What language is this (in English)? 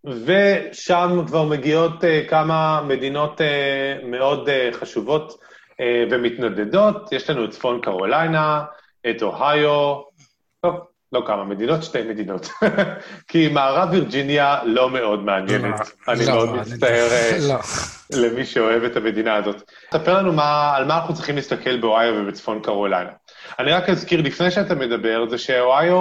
Hebrew